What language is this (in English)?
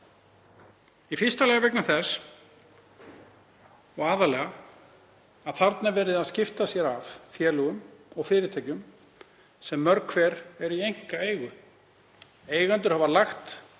Icelandic